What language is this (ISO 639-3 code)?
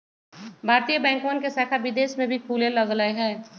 mag